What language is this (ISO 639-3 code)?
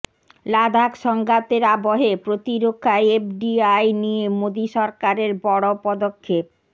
ben